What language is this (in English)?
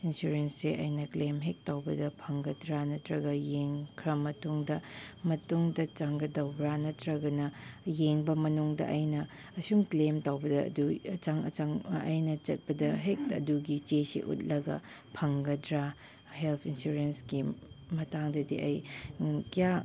Manipuri